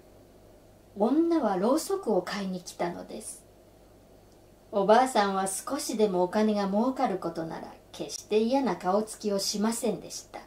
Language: Japanese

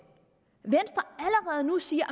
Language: Danish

